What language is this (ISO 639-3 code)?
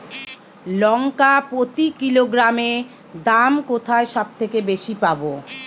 ben